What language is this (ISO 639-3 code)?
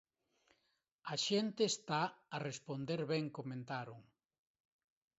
glg